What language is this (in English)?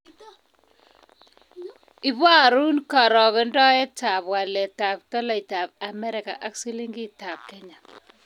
Kalenjin